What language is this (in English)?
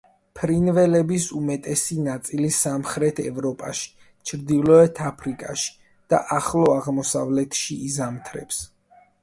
Georgian